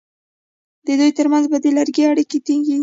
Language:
Pashto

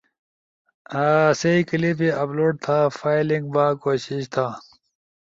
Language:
Ushojo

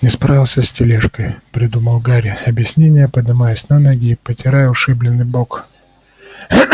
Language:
Russian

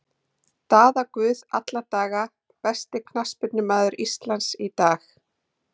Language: Icelandic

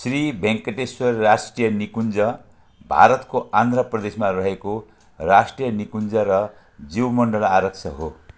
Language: Nepali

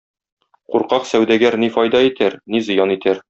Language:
Tatar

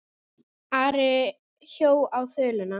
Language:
Icelandic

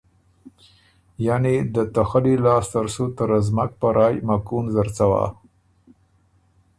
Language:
Ormuri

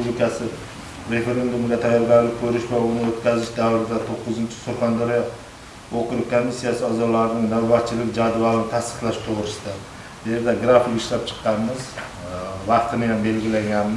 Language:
Turkish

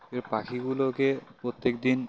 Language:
Bangla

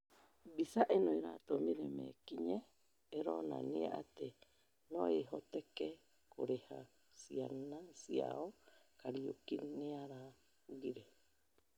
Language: Kikuyu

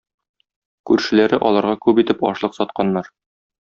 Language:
Tatar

